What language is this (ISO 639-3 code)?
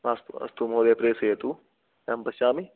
san